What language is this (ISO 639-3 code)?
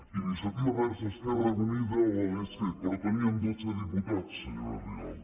cat